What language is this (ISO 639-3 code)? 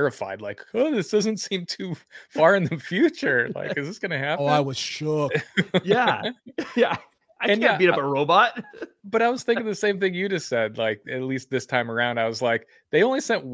eng